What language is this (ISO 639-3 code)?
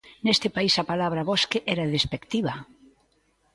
glg